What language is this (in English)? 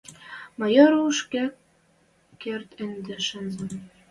Western Mari